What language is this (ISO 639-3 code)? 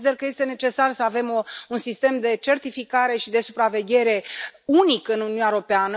ron